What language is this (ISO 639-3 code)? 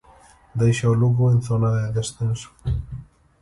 glg